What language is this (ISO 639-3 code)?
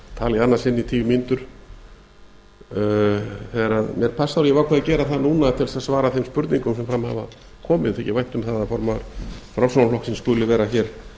isl